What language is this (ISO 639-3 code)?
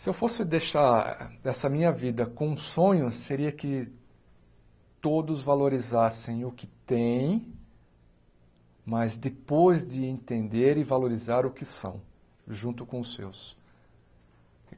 por